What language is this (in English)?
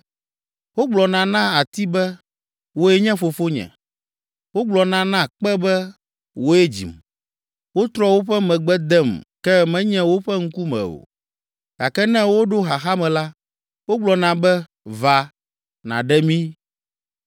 Ewe